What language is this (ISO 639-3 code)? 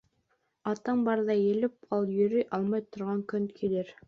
bak